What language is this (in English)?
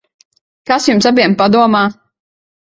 Latvian